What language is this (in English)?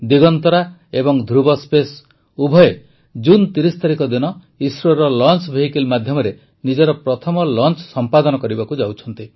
Odia